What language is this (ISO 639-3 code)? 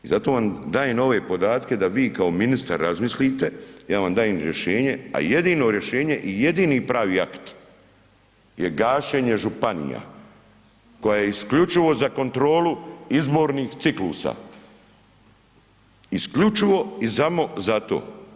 hrv